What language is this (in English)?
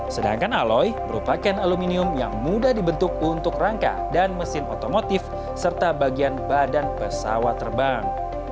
Indonesian